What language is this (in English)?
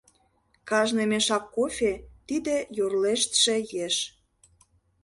Mari